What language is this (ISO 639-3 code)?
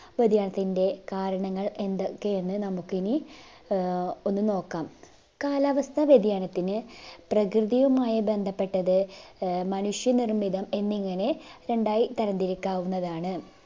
mal